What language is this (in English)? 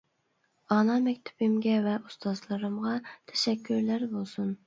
Uyghur